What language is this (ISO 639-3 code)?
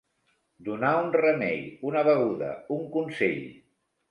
cat